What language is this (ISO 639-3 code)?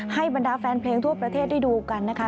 tha